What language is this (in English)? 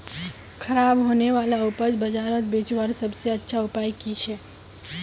Magahi